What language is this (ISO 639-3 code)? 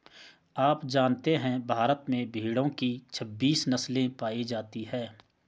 hin